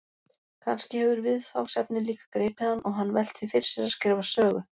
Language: Icelandic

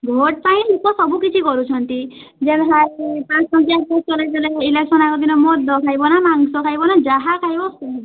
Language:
Odia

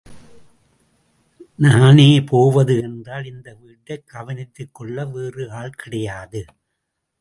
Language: Tamil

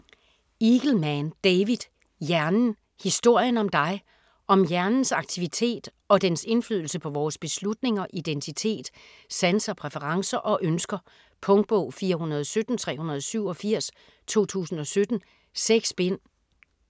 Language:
Danish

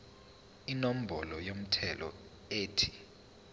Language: Zulu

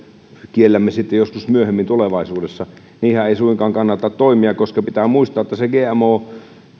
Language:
Finnish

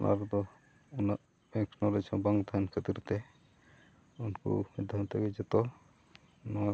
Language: Santali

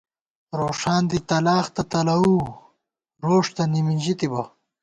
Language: Gawar-Bati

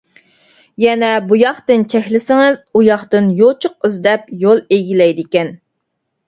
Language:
Uyghur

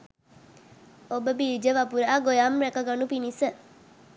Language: Sinhala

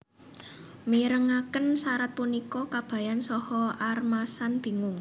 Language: Javanese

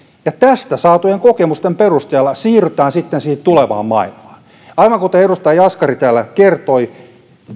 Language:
Finnish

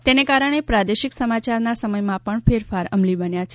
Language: Gujarati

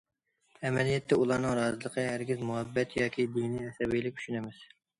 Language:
Uyghur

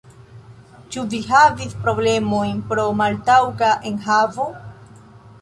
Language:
Esperanto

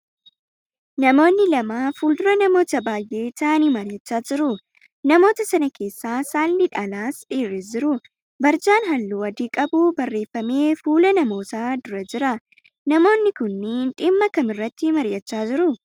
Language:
Oromo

